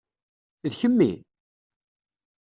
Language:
Kabyle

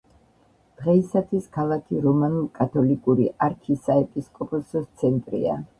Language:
Georgian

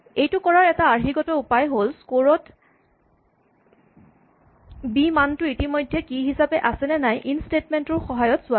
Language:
Assamese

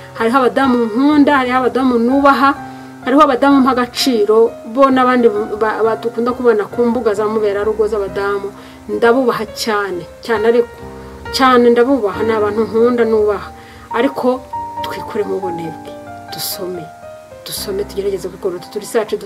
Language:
Turkish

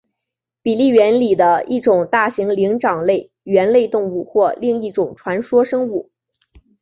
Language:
Chinese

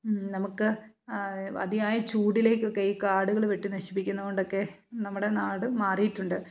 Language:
Malayalam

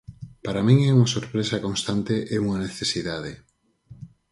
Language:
Galician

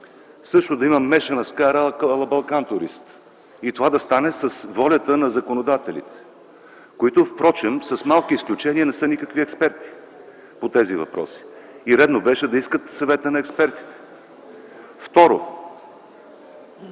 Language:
Bulgarian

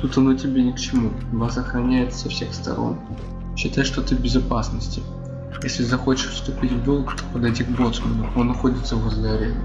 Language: Russian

